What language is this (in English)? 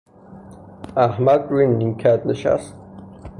Persian